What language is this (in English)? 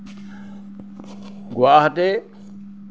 Assamese